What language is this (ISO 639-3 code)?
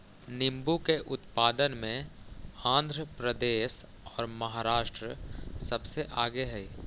mag